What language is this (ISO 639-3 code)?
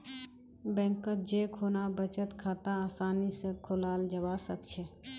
mag